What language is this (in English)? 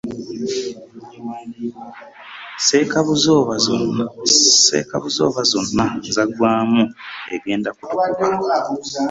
Ganda